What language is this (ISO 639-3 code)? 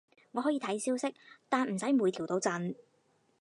yue